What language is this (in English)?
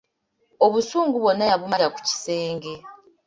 Ganda